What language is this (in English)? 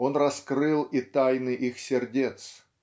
Russian